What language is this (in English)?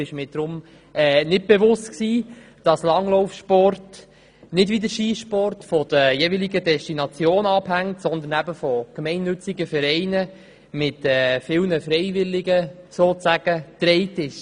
Swiss German